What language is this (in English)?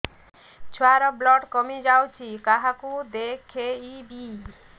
Odia